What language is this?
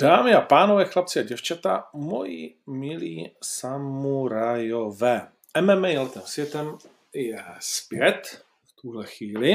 Czech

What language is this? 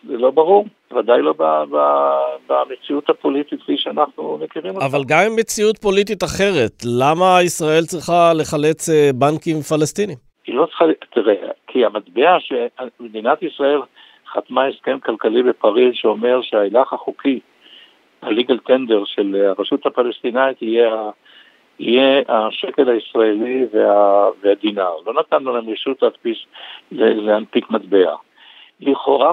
Hebrew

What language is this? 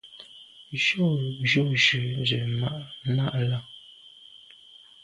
Medumba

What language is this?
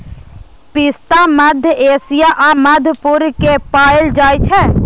Maithili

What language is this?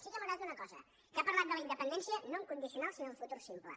Catalan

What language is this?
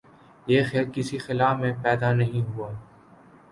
Urdu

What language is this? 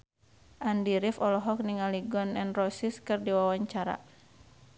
Sundanese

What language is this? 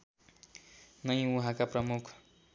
Nepali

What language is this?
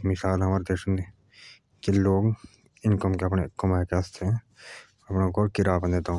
Jaunsari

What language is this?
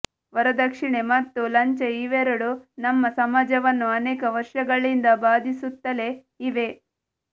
Kannada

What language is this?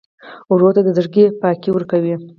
Pashto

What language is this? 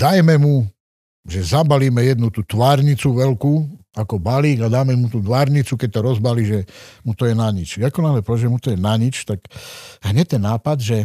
Slovak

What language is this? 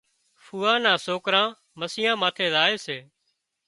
Wadiyara Koli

